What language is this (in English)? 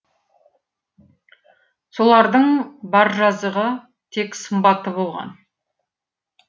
Kazakh